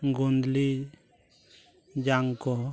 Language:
Santali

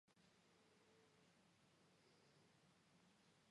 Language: Georgian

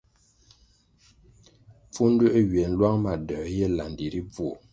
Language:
Kwasio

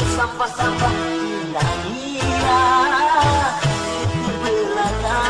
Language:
Indonesian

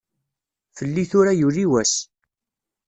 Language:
Kabyle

